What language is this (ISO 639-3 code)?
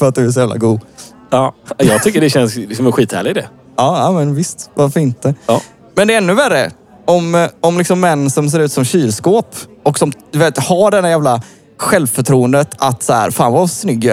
swe